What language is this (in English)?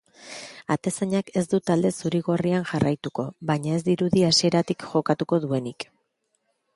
Basque